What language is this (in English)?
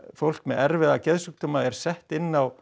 Icelandic